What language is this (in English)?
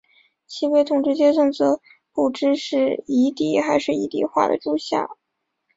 Chinese